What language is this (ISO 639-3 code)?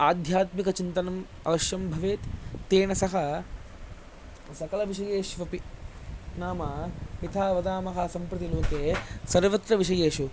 san